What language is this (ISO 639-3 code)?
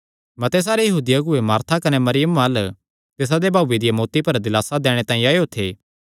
xnr